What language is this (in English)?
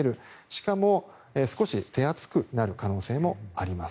Japanese